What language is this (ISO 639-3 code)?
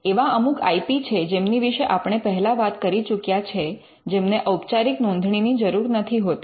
guj